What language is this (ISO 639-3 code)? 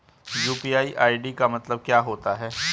hin